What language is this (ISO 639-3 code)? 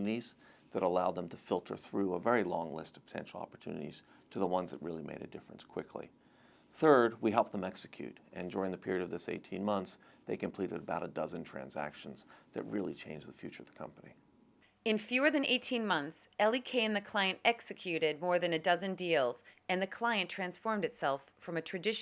eng